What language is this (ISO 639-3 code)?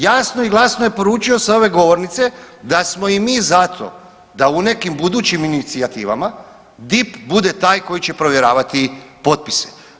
hrv